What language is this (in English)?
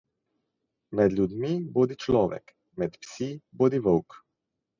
Slovenian